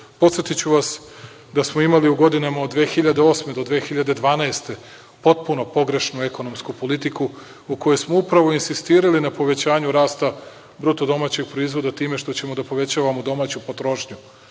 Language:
Serbian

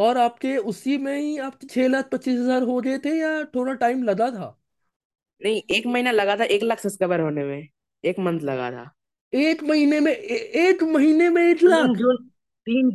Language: Hindi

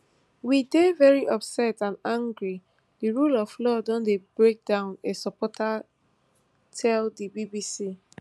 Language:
Nigerian Pidgin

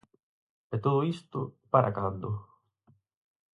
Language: Galician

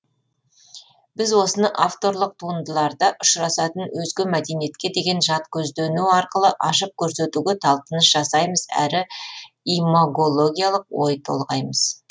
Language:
Kazakh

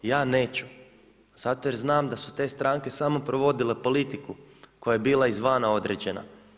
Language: Croatian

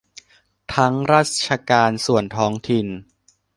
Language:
Thai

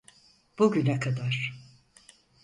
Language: Turkish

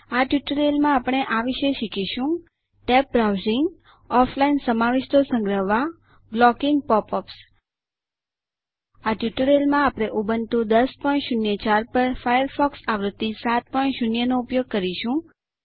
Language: Gujarati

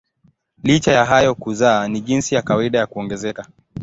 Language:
Swahili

